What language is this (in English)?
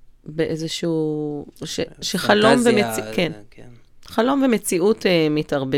Hebrew